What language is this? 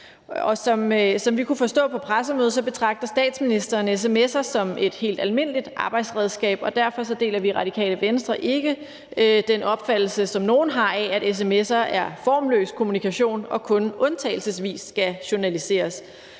Danish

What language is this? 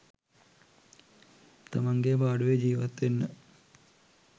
Sinhala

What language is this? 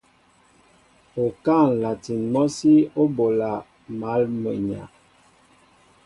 Mbo (Cameroon)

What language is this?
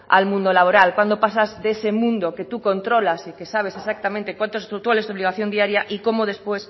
Spanish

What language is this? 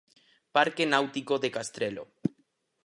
Galician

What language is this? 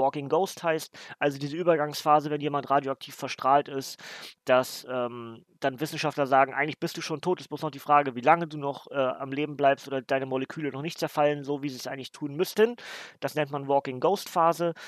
German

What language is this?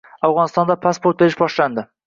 Uzbek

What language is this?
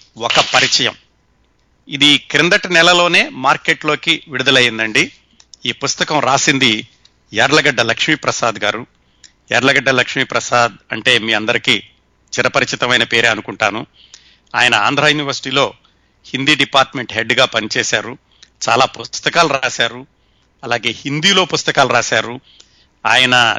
Telugu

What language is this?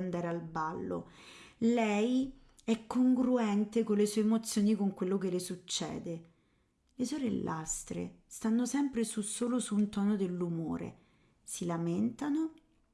Italian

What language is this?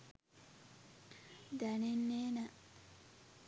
Sinhala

